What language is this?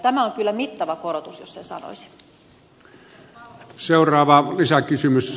Finnish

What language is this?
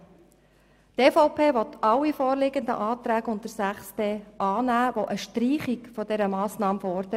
Swiss German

